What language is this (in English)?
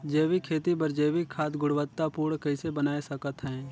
Chhattisgarhi